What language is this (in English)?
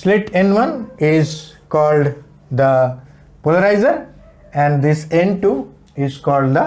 English